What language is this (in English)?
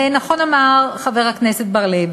Hebrew